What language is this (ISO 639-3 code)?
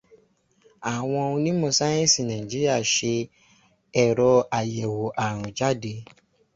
yor